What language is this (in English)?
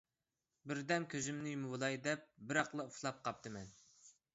Uyghur